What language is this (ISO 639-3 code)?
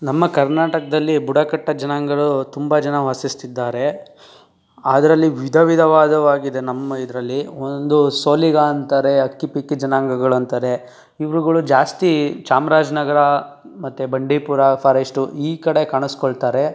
kan